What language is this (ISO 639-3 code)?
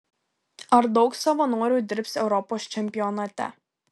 lit